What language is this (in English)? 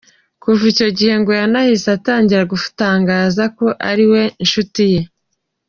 Kinyarwanda